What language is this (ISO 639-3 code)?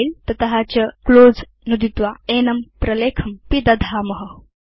san